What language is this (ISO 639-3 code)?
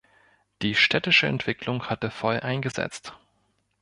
deu